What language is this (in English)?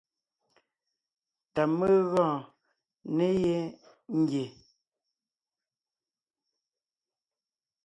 Ngiemboon